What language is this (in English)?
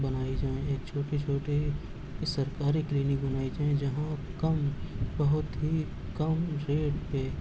Urdu